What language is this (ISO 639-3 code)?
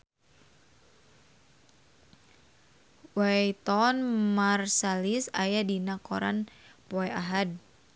sun